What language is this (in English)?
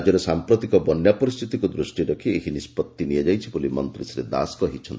Odia